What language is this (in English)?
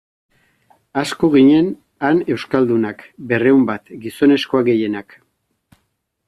Basque